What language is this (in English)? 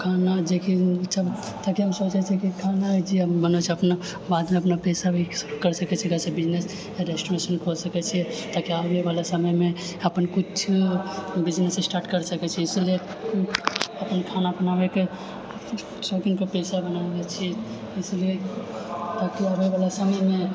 Maithili